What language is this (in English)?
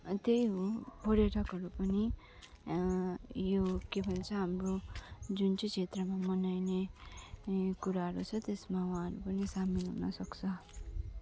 Nepali